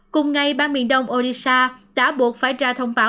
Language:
Vietnamese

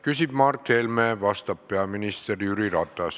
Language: Estonian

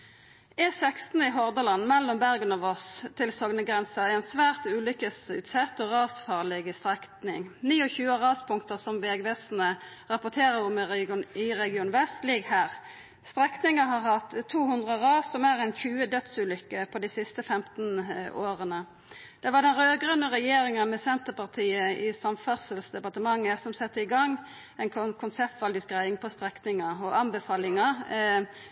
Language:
Norwegian Nynorsk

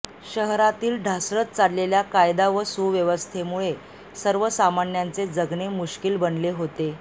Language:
Marathi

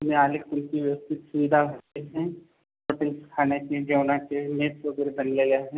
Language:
Marathi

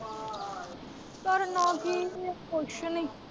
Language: Punjabi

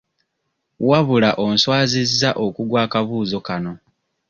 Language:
Ganda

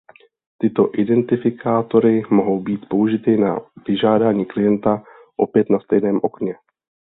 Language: Czech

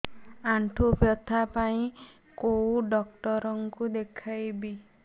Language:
Odia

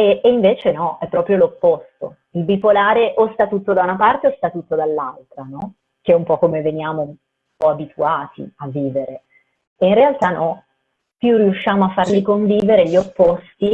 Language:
Italian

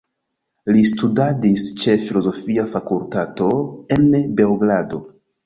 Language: Esperanto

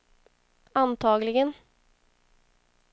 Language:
Swedish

